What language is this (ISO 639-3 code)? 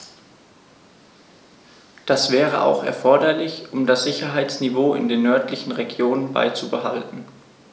deu